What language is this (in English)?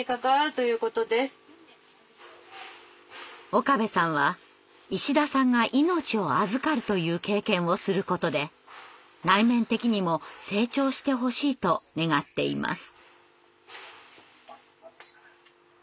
Japanese